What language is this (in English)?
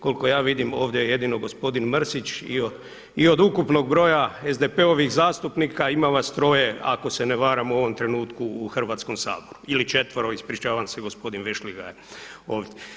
Croatian